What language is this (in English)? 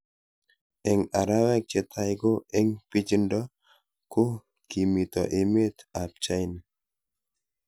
Kalenjin